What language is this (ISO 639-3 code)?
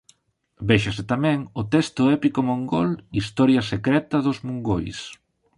glg